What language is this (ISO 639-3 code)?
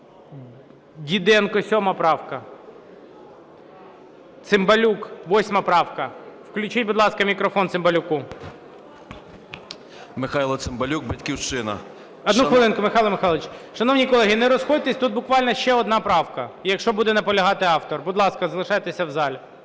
ukr